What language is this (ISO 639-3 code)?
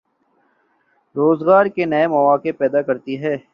urd